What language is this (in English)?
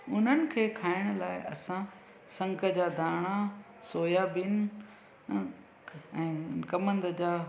Sindhi